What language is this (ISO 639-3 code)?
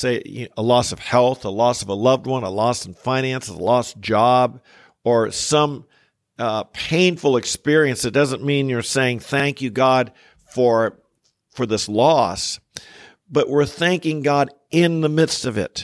eng